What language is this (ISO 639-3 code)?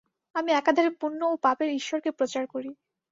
ben